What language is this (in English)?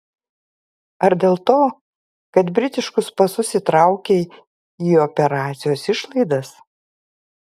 Lithuanian